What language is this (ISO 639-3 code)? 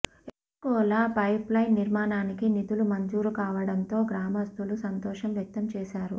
tel